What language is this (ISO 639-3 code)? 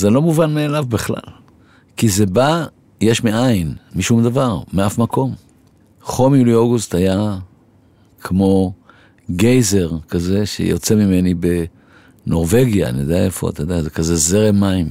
heb